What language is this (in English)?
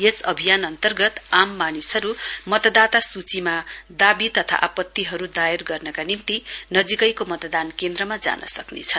Nepali